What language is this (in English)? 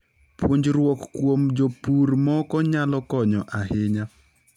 Luo (Kenya and Tanzania)